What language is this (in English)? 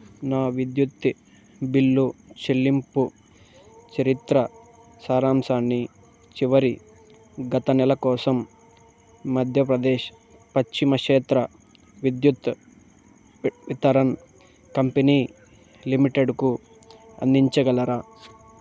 Telugu